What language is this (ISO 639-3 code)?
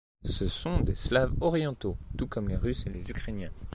fra